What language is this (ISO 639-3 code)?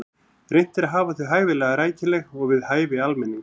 isl